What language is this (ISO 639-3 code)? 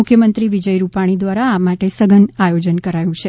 guj